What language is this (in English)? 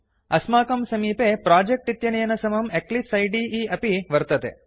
Sanskrit